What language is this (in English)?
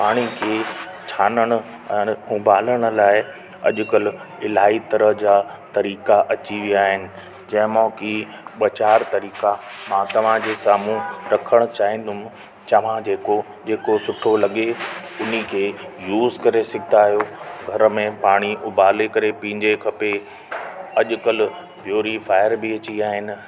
Sindhi